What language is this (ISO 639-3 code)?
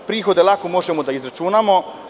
srp